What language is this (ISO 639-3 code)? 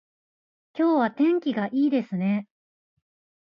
jpn